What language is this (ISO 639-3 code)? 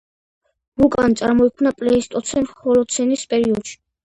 kat